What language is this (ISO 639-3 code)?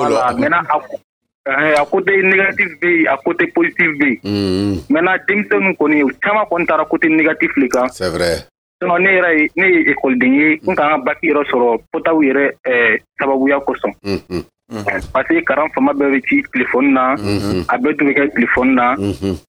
fra